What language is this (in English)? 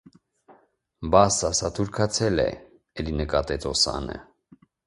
Armenian